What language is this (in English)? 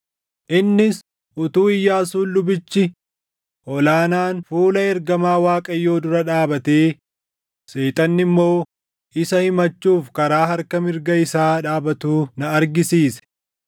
Oromo